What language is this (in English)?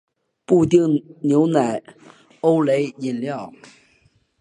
Chinese